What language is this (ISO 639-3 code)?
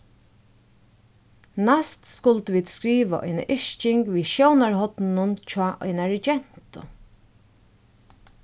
fao